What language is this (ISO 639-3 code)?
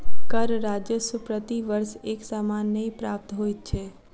mai